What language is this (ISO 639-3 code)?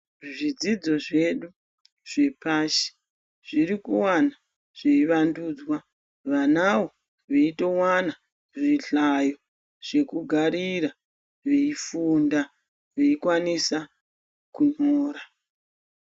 ndc